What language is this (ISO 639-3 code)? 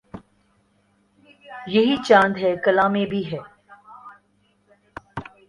urd